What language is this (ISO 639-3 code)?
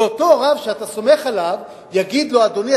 heb